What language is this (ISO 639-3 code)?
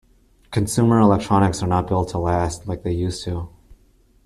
eng